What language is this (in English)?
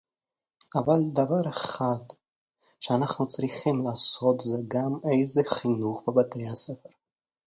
Hebrew